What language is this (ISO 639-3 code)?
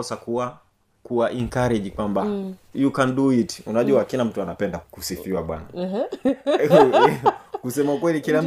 swa